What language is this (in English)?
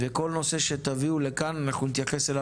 Hebrew